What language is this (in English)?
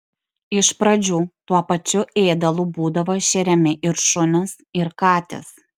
Lithuanian